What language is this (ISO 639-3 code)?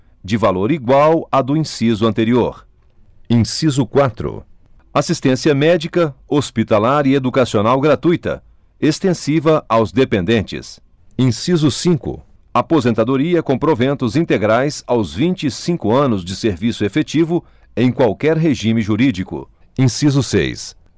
por